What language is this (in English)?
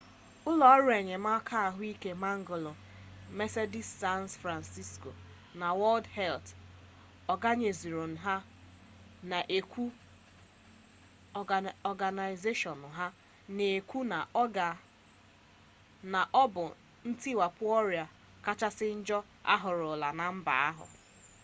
Igbo